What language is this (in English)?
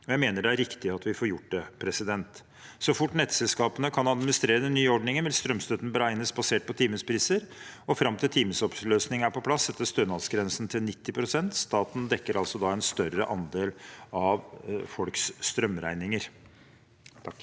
Norwegian